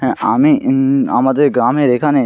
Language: Bangla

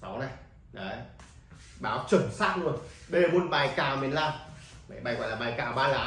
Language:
Vietnamese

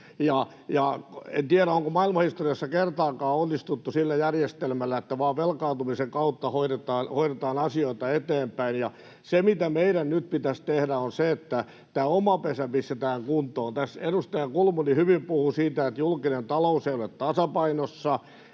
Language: Finnish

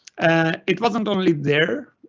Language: English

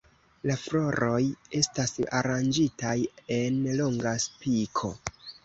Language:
Esperanto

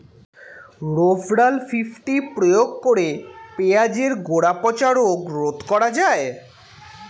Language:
Bangla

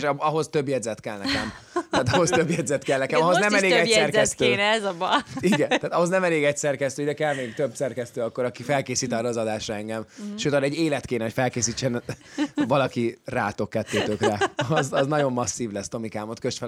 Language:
Hungarian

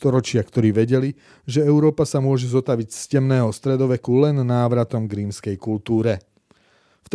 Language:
Slovak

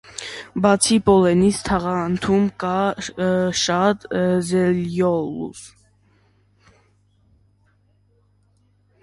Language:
Armenian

